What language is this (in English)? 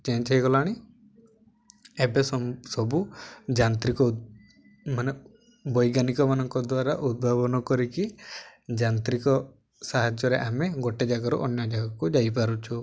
Odia